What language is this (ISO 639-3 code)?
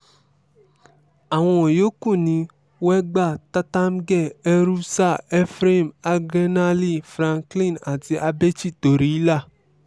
yor